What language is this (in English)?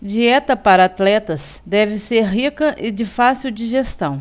Portuguese